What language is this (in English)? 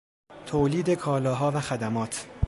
Persian